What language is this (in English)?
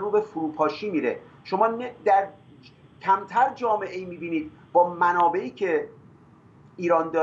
Persian